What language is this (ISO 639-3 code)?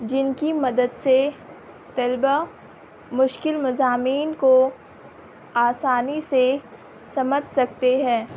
urd